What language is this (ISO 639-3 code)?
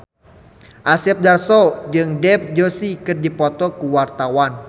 sun